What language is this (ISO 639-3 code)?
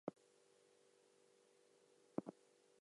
eng